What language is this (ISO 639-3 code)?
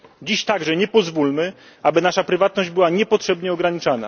pol